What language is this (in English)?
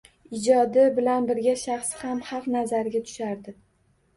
Uzbek